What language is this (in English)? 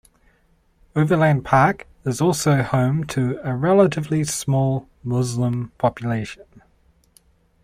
English